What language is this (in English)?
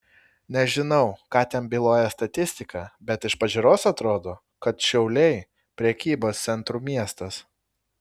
Lithuanian